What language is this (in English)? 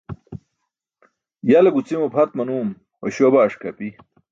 Burushaski